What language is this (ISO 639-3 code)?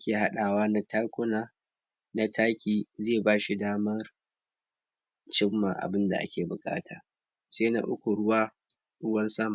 hau